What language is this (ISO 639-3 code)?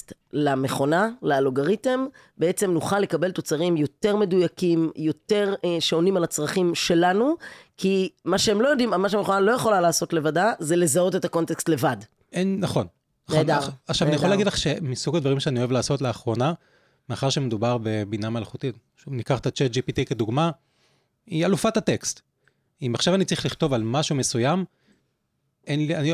heb